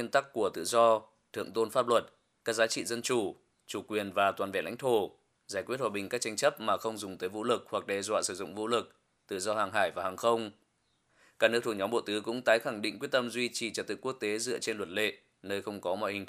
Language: Vietnamese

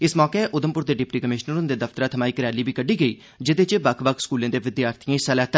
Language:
Dogri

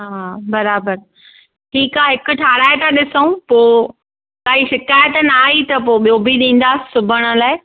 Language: Sindhi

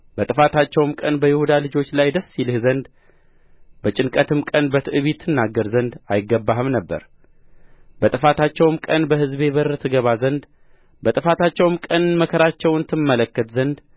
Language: Amharic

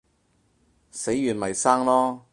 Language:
Cantonese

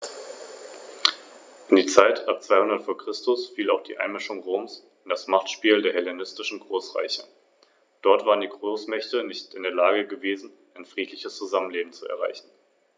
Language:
German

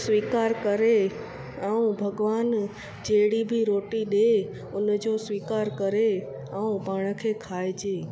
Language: Sindhi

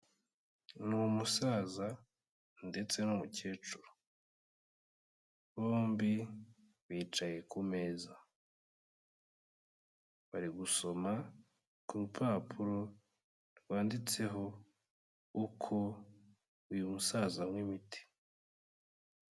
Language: Kinyarwanda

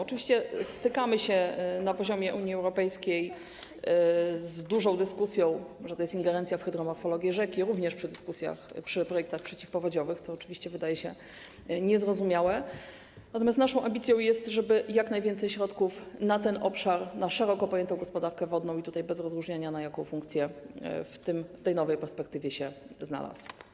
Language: Polish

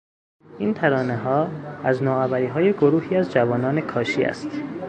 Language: Persian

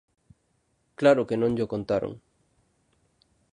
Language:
Galician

